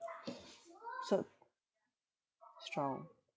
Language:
English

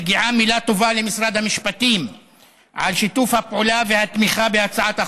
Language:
Hebrew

